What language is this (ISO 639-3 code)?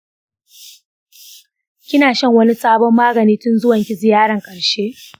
hau